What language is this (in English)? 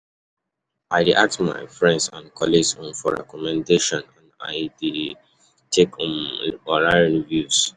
Nigerian Pidgin